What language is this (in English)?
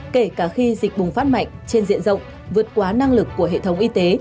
Vietnamese